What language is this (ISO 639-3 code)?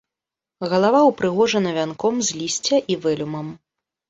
bel